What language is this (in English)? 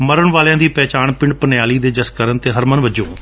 Punjabi